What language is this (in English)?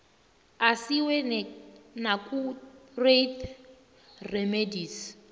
South Ndebele